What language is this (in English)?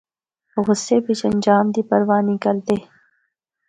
Northern Hindko